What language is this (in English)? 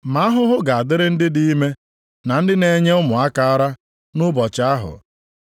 Igbo